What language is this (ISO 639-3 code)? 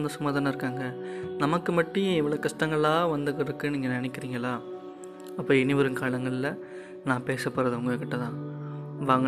tam